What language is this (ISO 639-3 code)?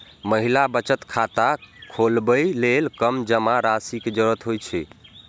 mai